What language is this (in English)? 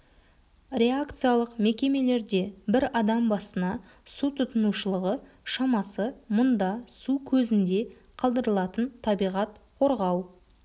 Kazakh